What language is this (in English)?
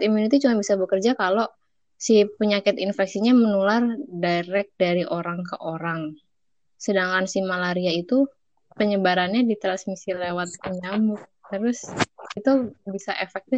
Indonesian